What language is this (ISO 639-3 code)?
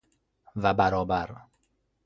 fas